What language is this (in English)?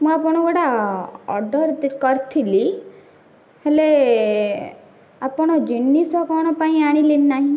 Odia